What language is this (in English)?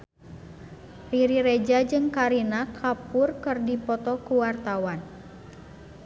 Sundanese